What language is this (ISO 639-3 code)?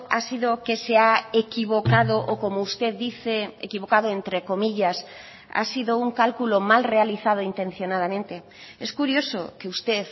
spa